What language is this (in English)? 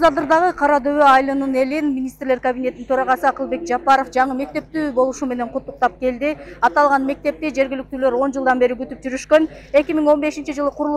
Turkish